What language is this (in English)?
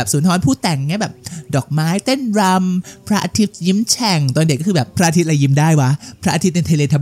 Thai